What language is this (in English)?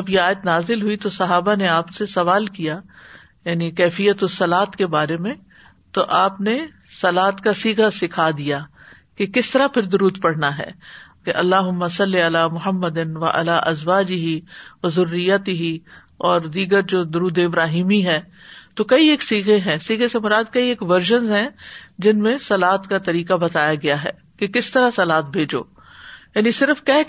Urdu